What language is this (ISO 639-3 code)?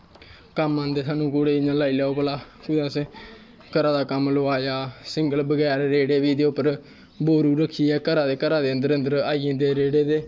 doi